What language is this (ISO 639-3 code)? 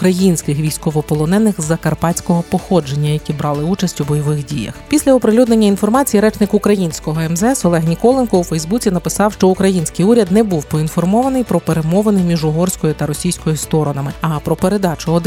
ukr